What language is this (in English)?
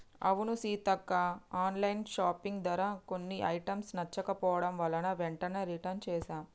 Telugu